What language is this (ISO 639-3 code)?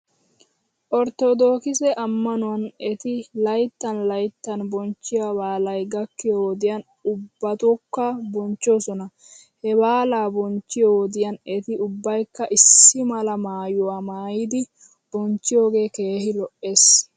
wal